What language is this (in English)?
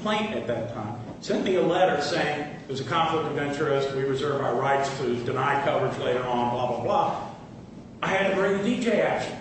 English